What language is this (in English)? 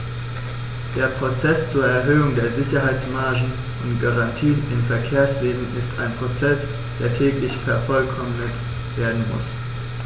German